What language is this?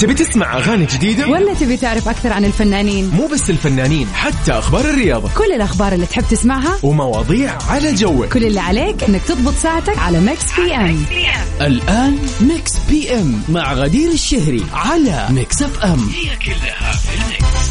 Arabic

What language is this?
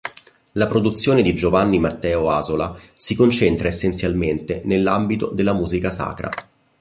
Italian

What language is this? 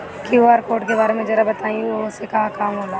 Bhojpuri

